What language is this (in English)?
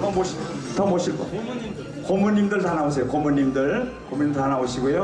Korean